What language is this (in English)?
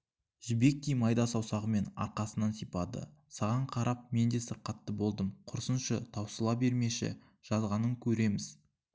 Kazakh